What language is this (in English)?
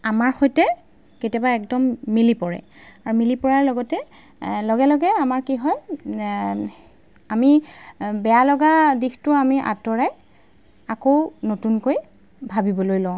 Assamese